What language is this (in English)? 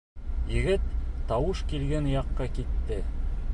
Bashkir